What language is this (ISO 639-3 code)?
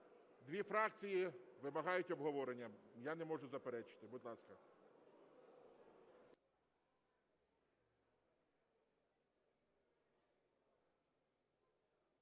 ukr